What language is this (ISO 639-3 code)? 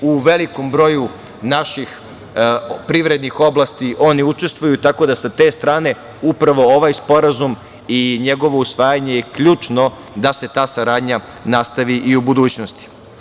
srp